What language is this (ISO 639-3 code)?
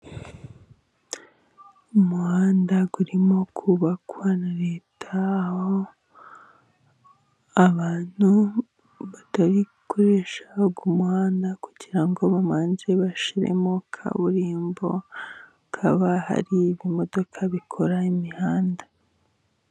kin